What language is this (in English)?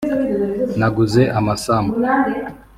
Kinyarwanda